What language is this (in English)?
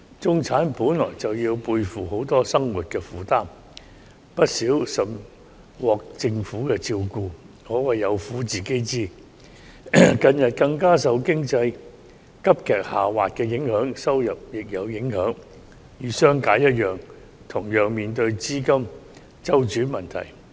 Cantonese